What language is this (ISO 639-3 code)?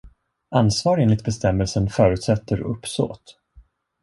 swe